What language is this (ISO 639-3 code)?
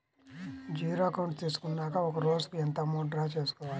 tel